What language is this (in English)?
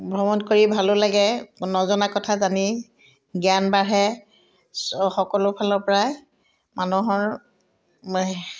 Assamese